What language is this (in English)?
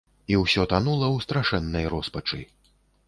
Belarusian